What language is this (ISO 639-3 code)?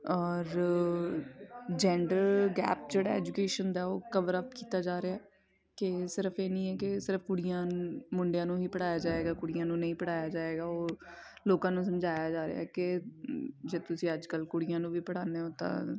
pan